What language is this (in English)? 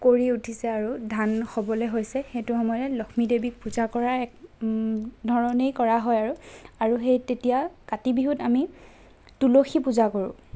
Assamese